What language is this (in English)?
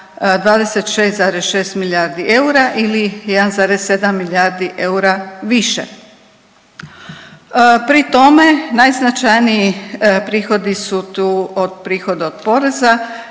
Croatian